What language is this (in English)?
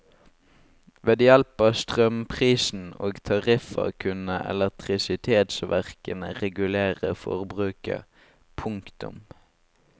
Norwegian